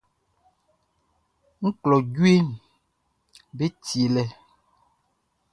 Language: Baoulé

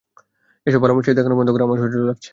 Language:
Bangla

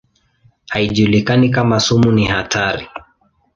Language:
Swahili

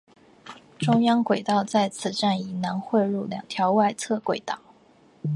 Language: Chinese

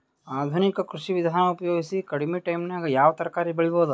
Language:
Kannada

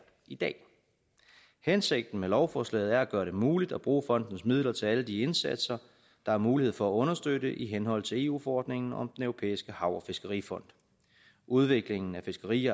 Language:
Danish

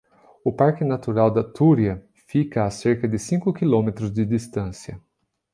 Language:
Portuguese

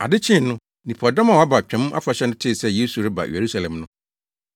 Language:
Akan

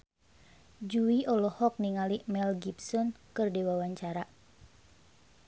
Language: Sundanese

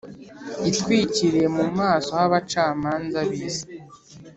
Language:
Kinyarwanda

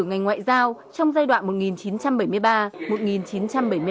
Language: Vietnamese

